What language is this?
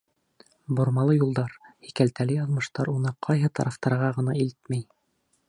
Bashkir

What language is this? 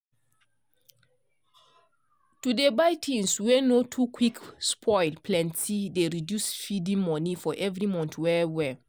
Nigerian Pidgin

